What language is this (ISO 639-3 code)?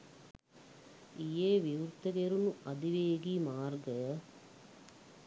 sin